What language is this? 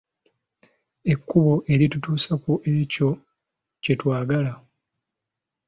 Ganda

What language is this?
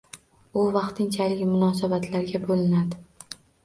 Uzbek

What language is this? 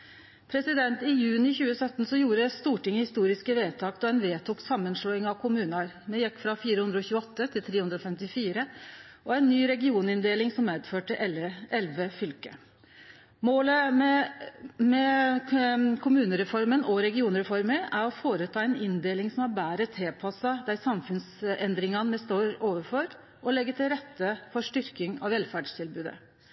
Norwegian Nynorsk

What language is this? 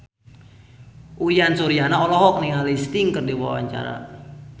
Sundanese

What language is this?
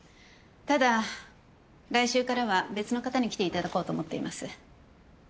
Japanese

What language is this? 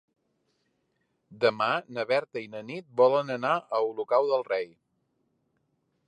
Catalan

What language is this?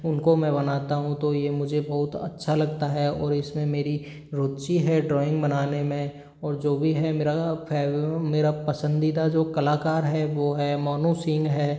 Hindi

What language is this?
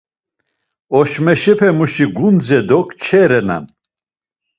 Laz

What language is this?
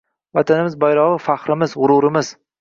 Uzbek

